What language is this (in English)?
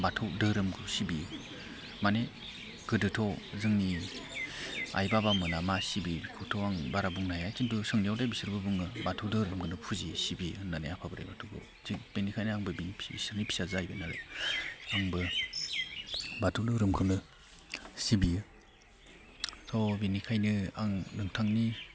Bodo